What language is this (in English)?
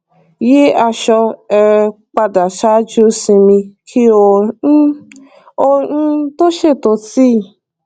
Yoruba